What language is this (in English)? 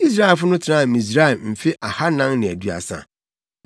Akan